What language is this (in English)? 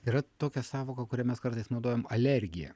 Lithuanian